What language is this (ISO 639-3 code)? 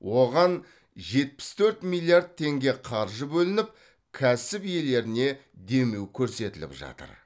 kaz